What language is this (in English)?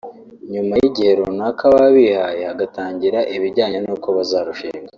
Kinyarwanda